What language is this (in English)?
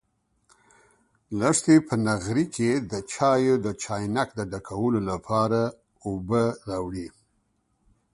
Pashto